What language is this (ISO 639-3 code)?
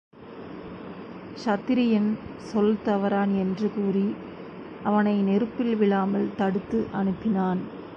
tam